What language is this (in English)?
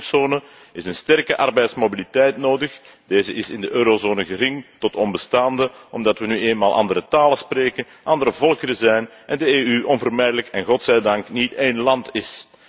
Dutch